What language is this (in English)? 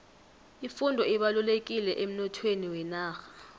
South Ndebele